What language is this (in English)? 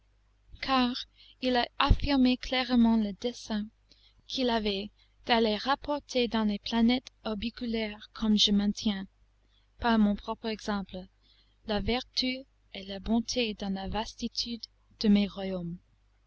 French